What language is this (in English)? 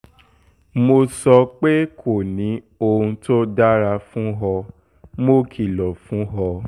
Yoruba